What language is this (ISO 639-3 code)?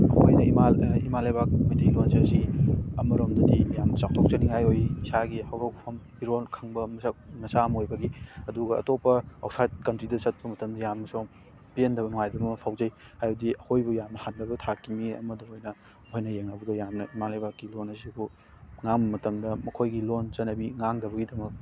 mni